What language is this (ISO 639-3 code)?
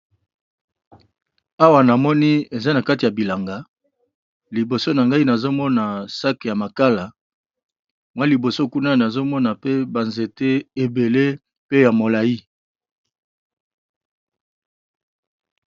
lin